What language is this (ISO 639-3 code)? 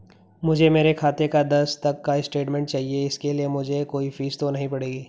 hin